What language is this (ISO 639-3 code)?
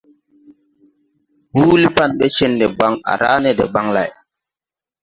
tui